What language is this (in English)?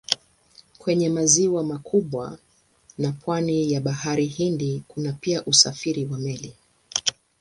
Swahili